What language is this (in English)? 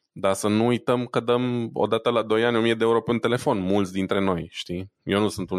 Romanian